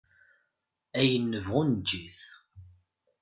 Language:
Kabyle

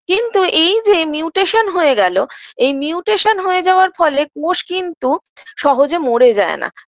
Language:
Bangla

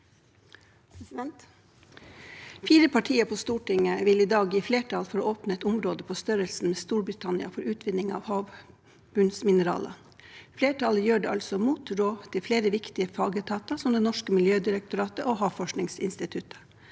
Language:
Norwegian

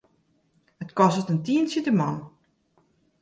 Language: Western Frisian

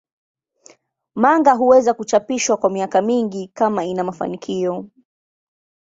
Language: Swahili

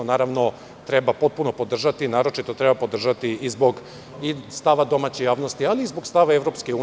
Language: Serbian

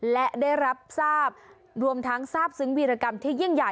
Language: Thai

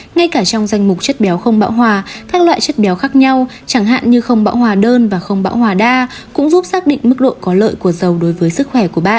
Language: Vietnamese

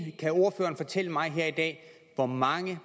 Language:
Danish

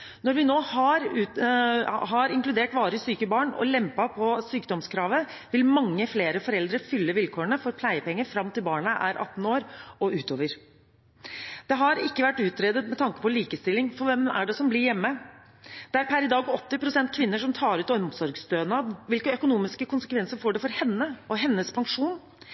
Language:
Norwegian Bokmål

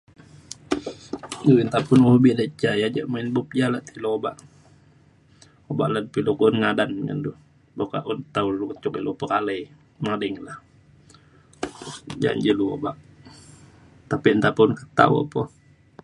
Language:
Mainstream Kenyah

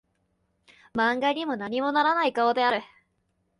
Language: Japanese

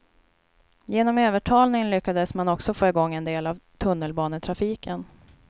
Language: Swedish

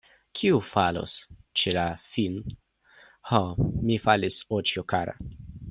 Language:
Esperanto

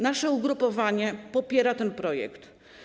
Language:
Polish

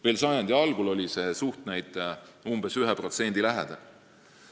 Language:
Estonian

